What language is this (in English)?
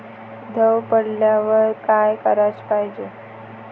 Marathi